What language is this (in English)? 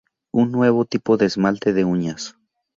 Spanish